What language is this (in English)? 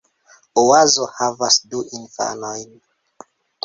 Esperanto